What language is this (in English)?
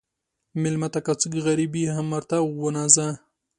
Pashto